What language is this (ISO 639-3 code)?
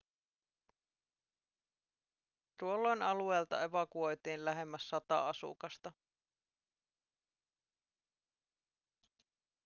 fin